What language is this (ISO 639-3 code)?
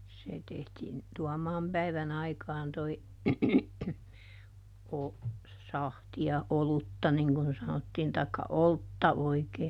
fin